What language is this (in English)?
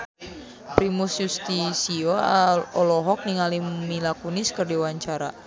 Sundanese